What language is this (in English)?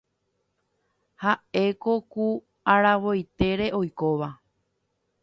Guarani